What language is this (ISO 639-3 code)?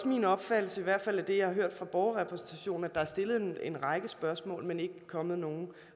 dan